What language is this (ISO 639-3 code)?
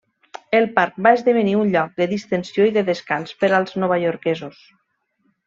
cat